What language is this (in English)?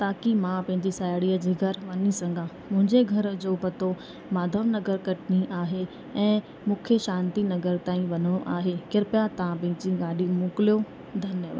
Sindhi